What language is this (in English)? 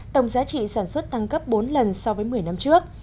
Vietnamese